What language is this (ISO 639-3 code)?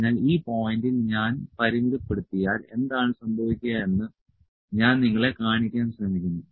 mal